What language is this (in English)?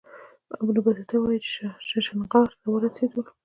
Pashto